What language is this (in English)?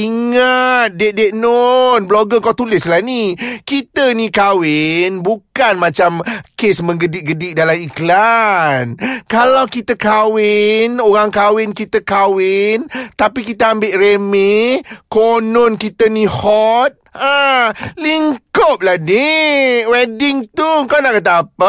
Malay